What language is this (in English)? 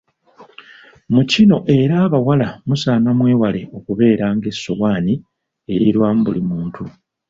Ganda